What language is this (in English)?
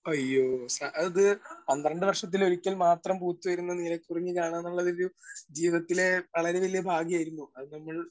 Malayalam